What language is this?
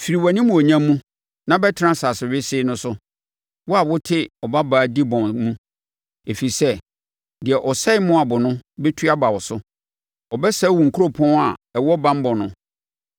Akan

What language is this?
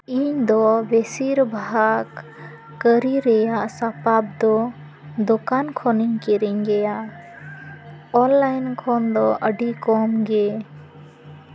Santali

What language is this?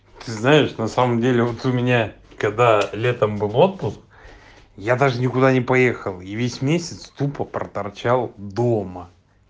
Russian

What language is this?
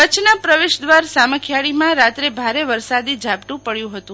Gujarati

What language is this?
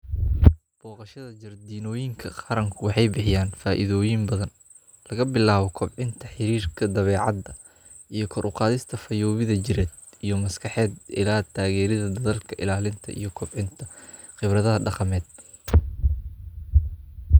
Somali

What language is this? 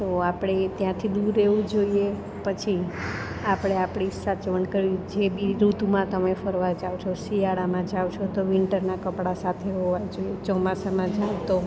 Gujarati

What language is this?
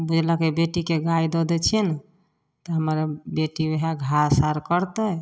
Maithili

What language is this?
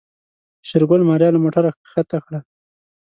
Pashto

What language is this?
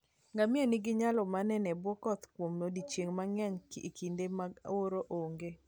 Luo (Kenya and Tanzania)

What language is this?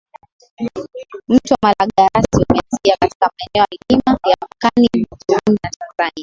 Swahili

